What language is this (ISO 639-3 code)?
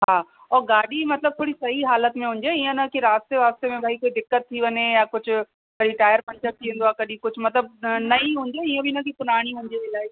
snd